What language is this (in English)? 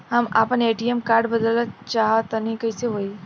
Bhojpuri